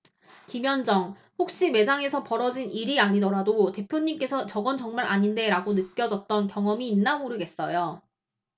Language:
Korean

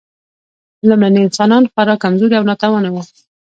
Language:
Pashto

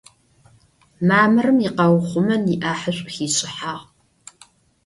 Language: Adyghe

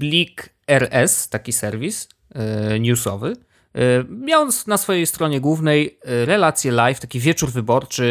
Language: Polish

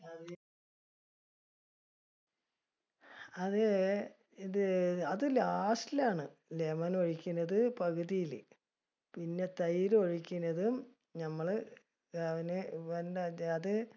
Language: Malayalam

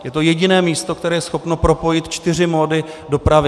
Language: Czech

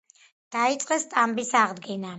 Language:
Georgian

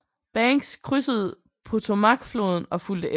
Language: Danish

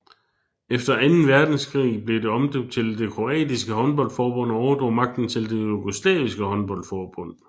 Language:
Danish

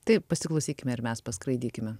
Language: Lithuanian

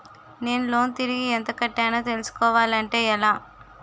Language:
Telugu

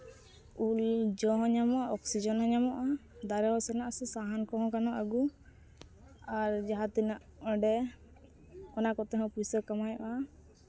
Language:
Santali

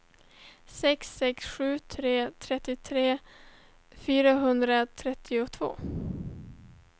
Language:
Swedish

